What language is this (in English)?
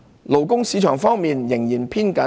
Cantonese